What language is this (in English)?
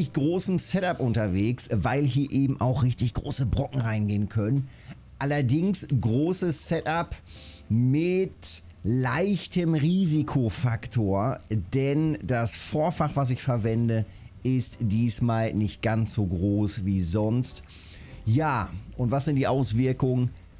German